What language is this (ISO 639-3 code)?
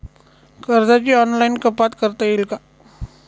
mar